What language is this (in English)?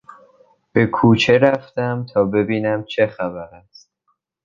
Persian